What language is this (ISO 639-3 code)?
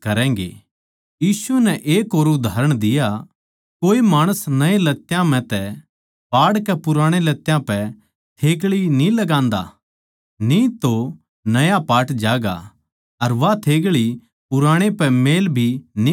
bgc